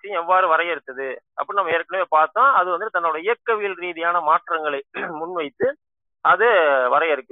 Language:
Tamil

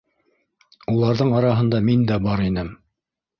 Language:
Bashkir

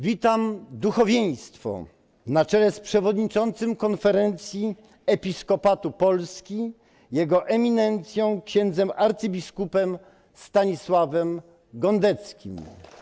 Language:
Polish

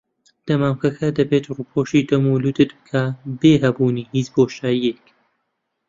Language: Central Kurdish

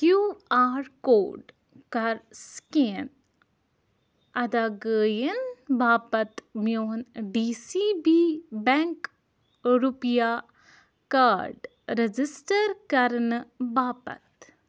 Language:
Kashmiri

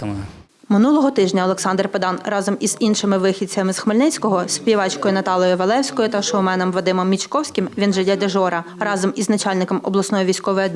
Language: Ukrainian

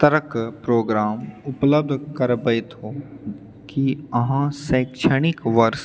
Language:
Maithili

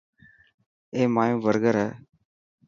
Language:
Dhatki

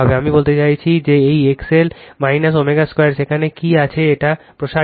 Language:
Bangla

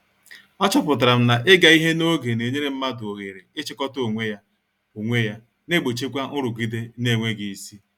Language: Igbo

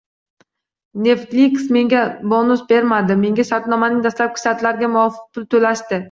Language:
Uzbek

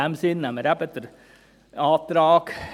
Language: Swiss German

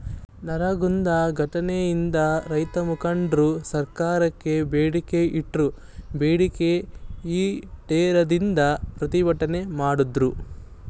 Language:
Kannada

